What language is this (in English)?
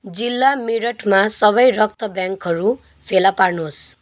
Nepali